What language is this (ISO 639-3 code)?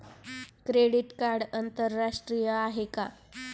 mar